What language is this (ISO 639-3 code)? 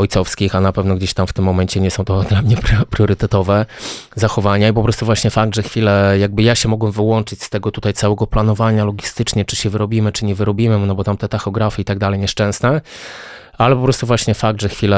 pol